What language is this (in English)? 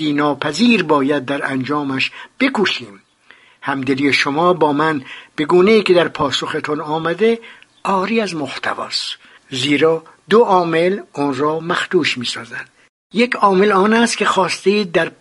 Persian